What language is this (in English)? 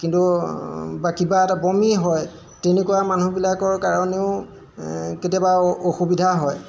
Assamese